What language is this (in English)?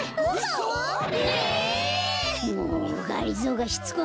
Japanese